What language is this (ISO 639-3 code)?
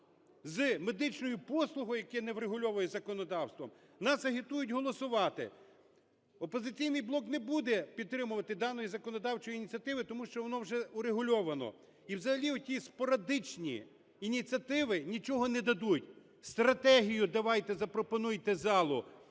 ukr